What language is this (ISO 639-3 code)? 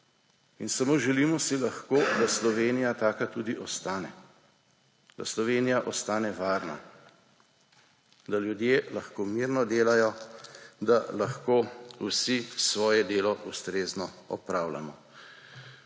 slv